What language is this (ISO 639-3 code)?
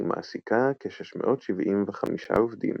heb